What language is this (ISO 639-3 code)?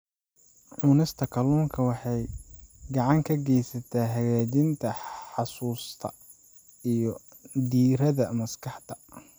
som